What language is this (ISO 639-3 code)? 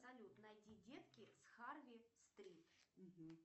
rus